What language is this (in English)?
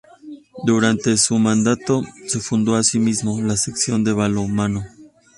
Spanish